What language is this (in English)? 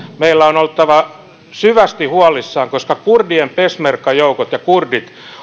Finnish